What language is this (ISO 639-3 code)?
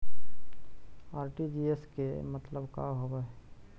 mag